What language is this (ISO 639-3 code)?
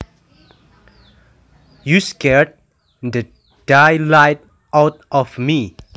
jav